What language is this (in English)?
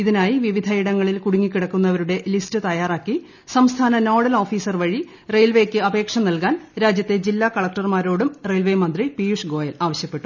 Malayalam